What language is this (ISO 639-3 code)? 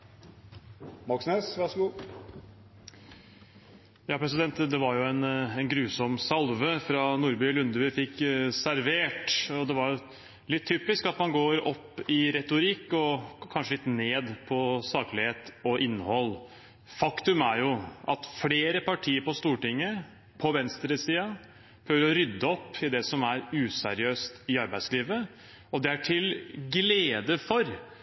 nor